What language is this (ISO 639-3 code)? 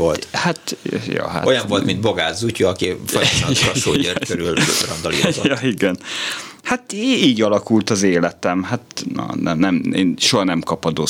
hun